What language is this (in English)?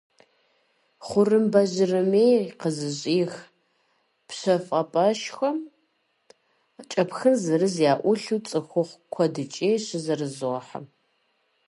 Kabardian